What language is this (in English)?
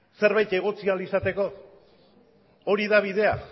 Basque